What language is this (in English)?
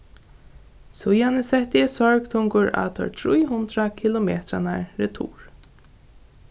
Faroese